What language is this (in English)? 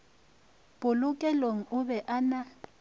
Northern Sotho